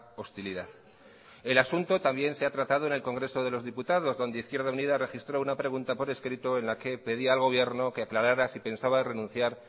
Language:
Spanish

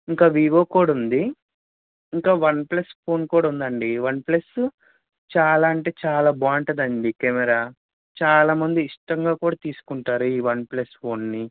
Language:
Telugu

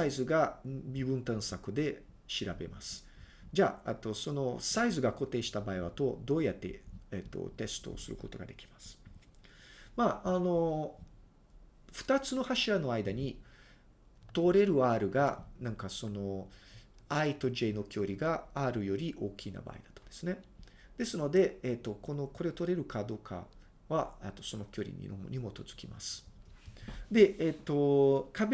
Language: Japanese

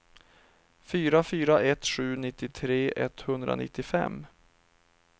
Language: Swedish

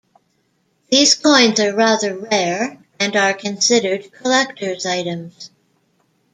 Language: English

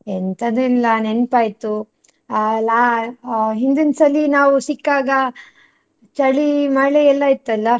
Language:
Kannada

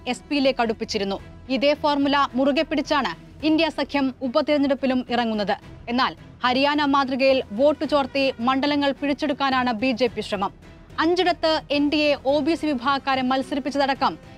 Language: Malayalam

